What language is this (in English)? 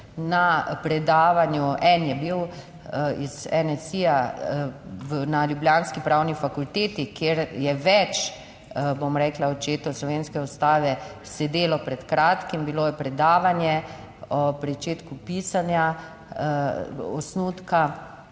Slovenian